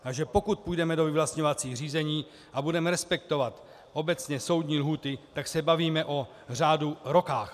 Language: Czech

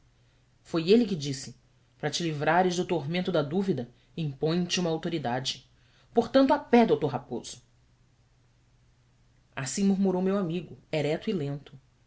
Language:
Portuguese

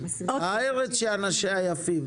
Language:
Hebrew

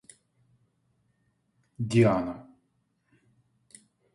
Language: Russian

